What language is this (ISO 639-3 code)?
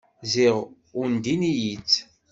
kab